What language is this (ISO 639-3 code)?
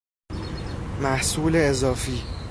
fas